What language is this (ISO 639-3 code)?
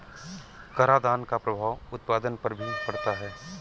hin